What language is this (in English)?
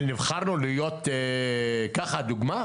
Hebrew